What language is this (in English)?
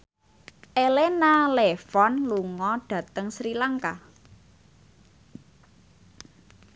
Javanese